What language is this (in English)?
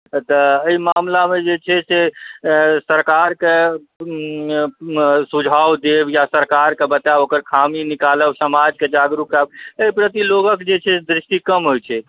Maithili